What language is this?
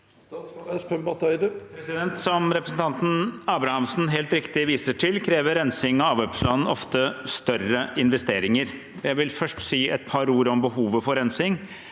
Norwegian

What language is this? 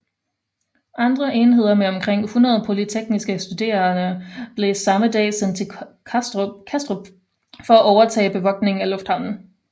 Danish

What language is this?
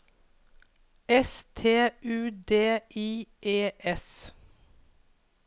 Norwegian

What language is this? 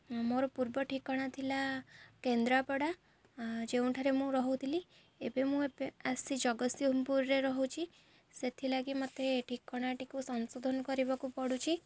Odia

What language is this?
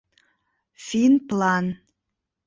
Mari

